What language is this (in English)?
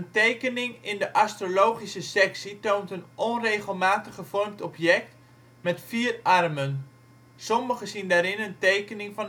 Dutch